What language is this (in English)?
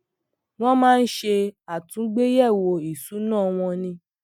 Yoruba